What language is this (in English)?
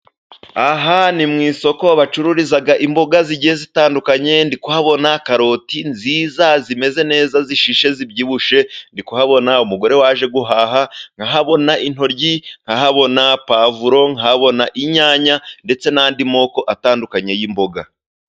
Kinyarwanda